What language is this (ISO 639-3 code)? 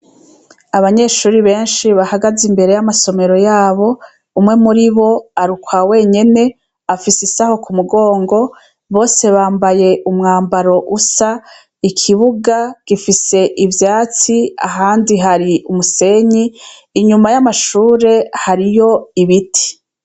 run